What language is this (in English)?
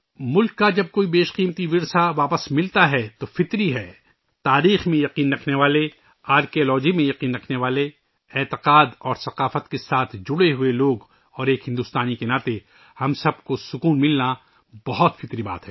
Urdu